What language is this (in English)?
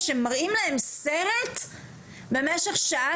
Hebrew